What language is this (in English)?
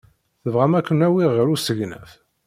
Kabyle